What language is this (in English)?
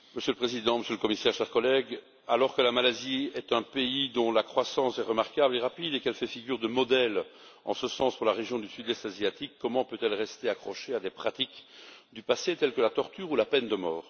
French